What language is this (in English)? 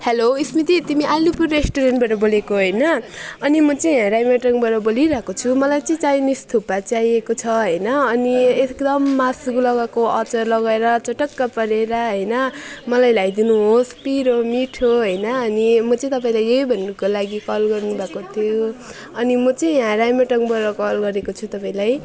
Nepali